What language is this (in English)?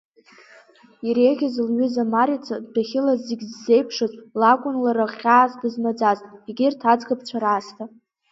Abkhazian